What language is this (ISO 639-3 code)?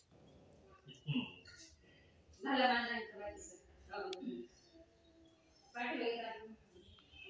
mar